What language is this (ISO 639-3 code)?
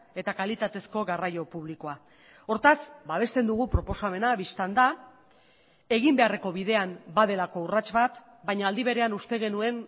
eus